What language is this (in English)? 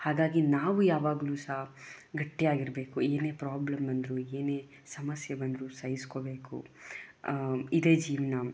Kannada